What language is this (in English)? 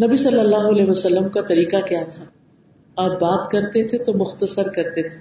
Urdu